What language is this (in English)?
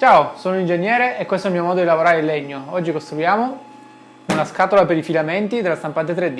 Italian